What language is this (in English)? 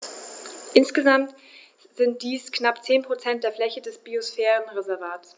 German